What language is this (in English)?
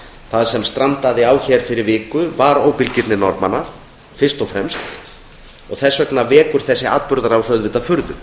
Icelandic